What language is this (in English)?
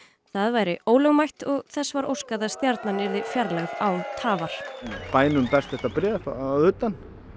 Icelandic